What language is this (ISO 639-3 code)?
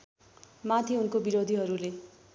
nep